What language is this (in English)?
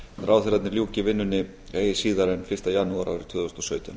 Icelandic